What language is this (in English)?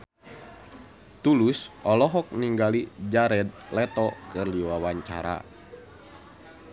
Sundanese